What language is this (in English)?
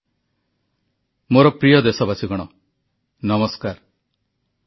Odia